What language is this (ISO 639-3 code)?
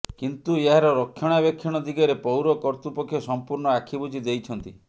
ori